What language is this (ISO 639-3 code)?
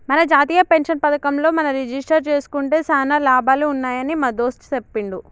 tel